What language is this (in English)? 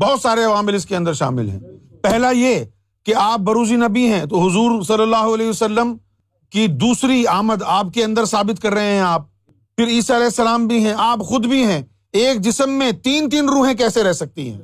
Urdu